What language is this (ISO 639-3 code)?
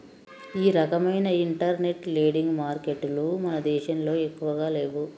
tel